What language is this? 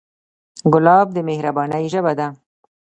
Pashto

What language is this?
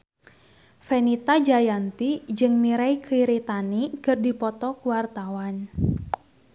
Sundanese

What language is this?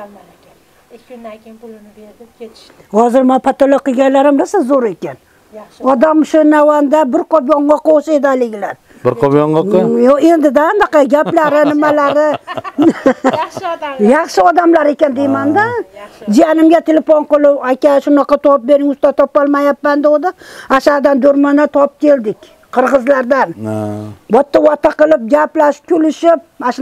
Turkish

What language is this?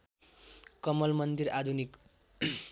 Nepali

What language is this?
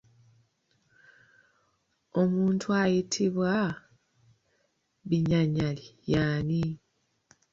Ganda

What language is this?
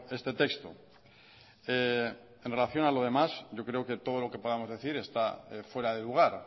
Spanish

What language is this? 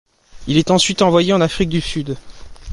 French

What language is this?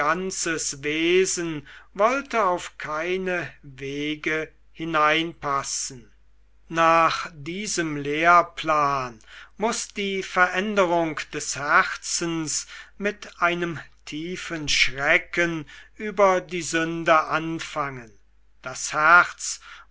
German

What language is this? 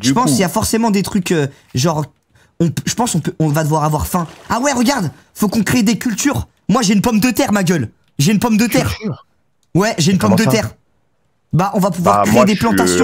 French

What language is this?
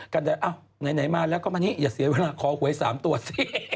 Thai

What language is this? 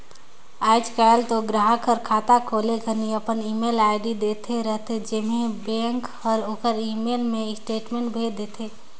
Chhattisgarhi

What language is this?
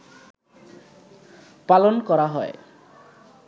Bangla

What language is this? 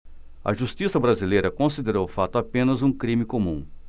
Portuguese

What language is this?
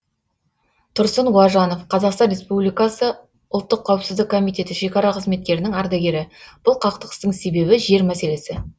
Kazakh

